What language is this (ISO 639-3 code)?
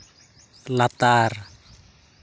sat